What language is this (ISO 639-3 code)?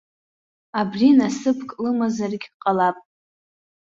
abk